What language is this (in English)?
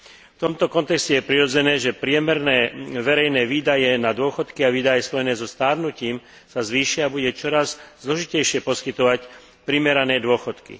Slovak